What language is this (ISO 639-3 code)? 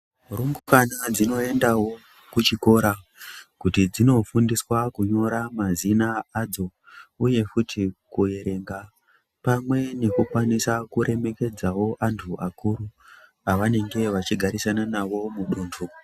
ndc